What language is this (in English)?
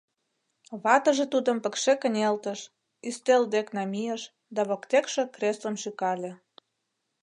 Mari